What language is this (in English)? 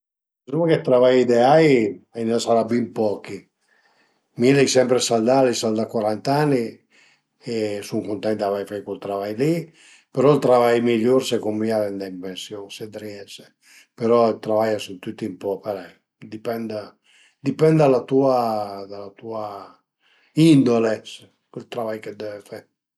Piedmontese